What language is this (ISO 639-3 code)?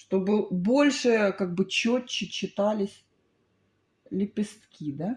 rus